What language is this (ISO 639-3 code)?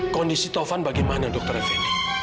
ind